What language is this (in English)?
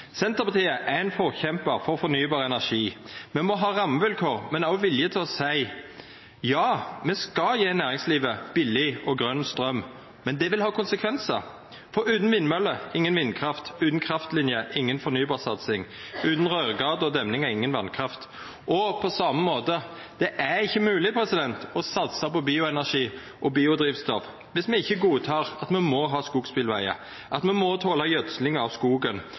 Norwegian Nynorsk